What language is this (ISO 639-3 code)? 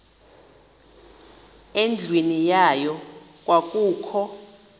xho